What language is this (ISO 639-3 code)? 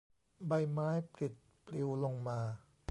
tha